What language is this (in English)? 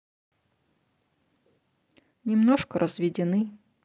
Russian